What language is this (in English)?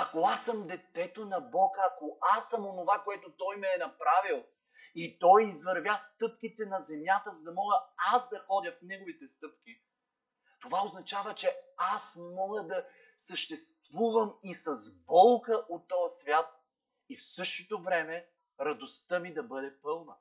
Bulgarian